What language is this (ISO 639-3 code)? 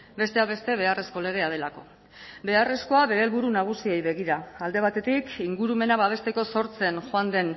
eus